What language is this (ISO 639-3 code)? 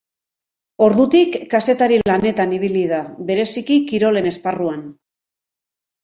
eus